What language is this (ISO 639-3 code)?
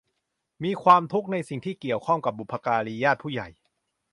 tha